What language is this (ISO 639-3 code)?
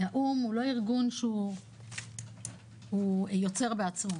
heb